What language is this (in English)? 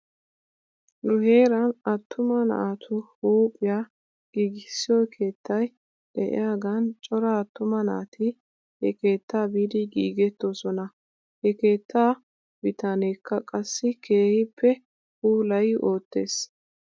Wolaytta